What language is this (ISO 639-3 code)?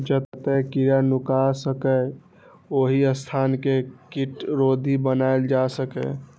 mai